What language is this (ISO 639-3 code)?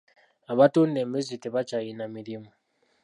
lug